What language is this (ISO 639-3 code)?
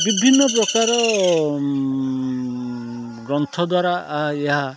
ori